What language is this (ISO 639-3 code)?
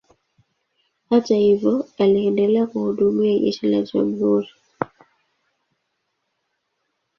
swa